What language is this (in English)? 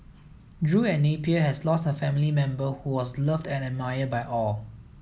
English